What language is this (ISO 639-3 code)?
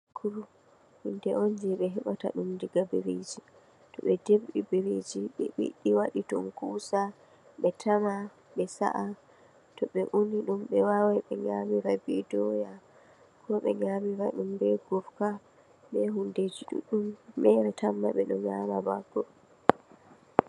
ful